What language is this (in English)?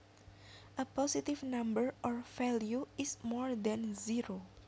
Javanese